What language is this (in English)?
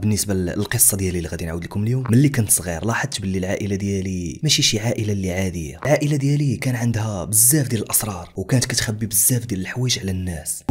Arabic